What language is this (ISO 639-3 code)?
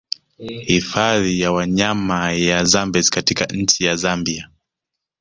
swa